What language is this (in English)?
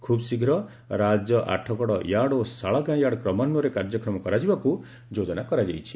Odia